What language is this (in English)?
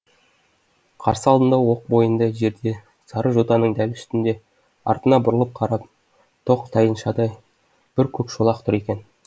Kazakh